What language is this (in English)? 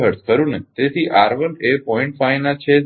Gujarati